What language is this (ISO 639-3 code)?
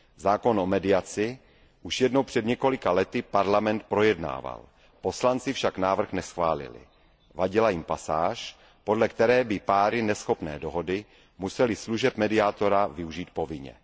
ces